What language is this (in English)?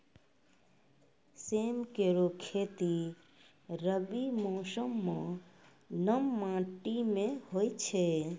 Maithili